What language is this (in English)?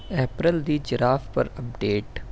Urdu